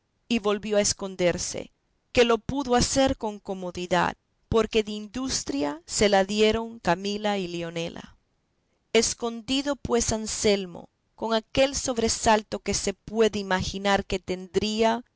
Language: Spanish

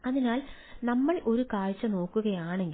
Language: Malayalam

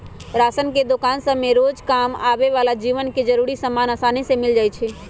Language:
Magahi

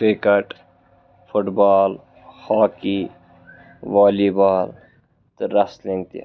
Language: Kashmiri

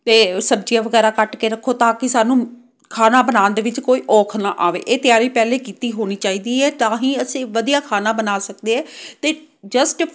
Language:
Punjabi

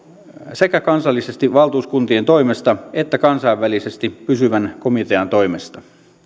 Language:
Finnish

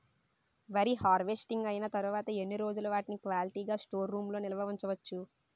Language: Telugu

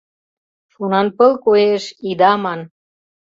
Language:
Mari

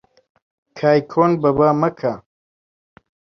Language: Central Kurdish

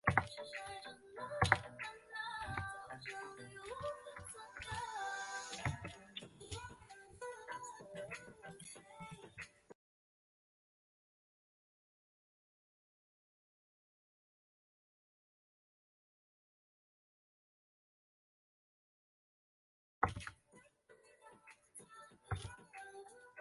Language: Chinese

